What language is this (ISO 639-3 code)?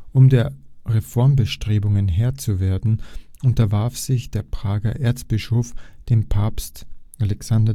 deu